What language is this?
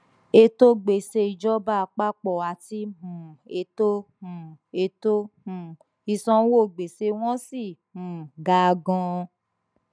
Yoruba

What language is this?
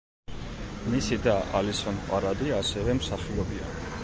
Georgian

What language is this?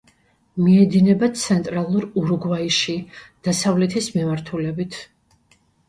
Georgian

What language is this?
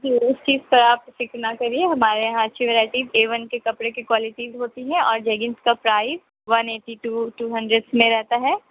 Urdu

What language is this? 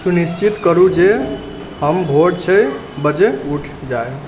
Maithili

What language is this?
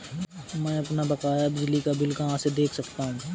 Hindi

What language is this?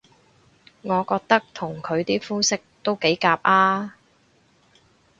Cantonese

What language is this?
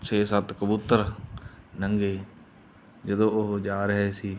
Punjabi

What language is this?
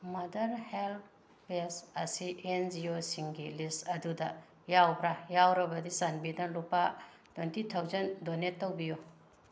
Manipuri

